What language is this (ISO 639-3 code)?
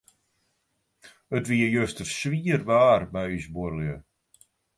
fry